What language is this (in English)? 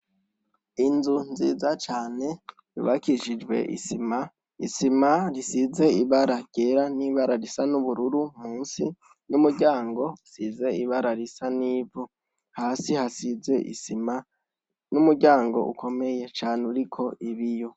Rundi